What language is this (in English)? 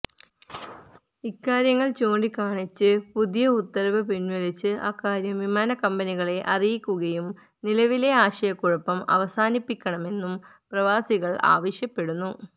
Malayalam